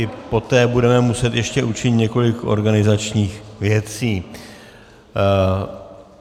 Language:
Czech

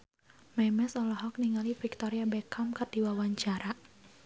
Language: Sundanese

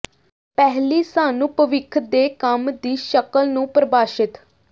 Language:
Punjabi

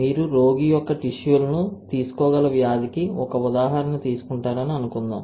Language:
Telugu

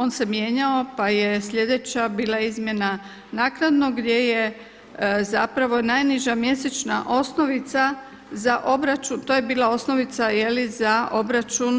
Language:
Croatian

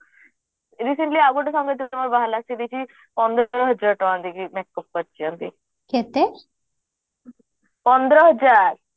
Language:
Odia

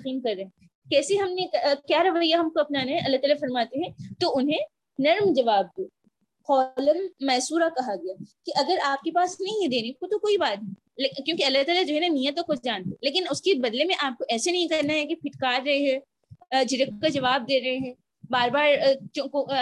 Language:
Urdu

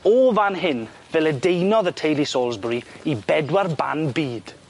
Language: Welsh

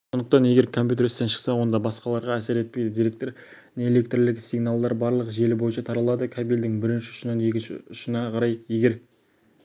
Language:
Kazakh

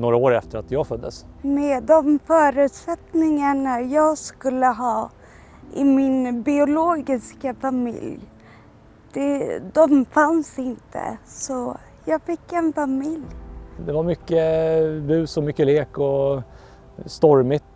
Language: Swedish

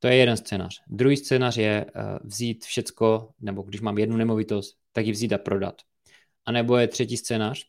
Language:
Czech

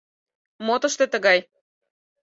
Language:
Mari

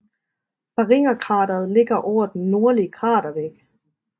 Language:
Danish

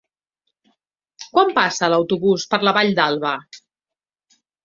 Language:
Catalan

